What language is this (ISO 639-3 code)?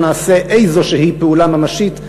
heb